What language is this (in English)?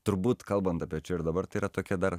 Lithuanian